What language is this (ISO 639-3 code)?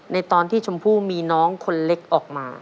tha